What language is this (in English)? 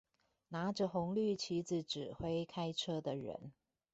Chinese